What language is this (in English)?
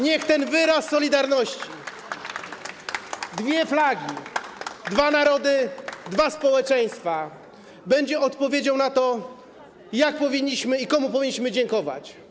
Polish